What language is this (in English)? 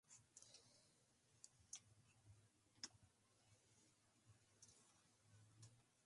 Spanish